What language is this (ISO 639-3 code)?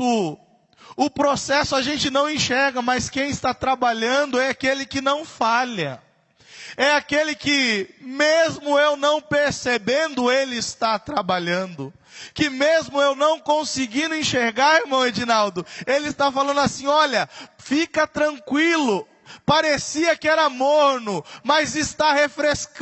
por